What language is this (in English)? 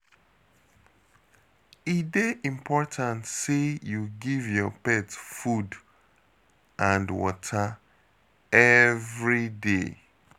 Nigerian Pidgin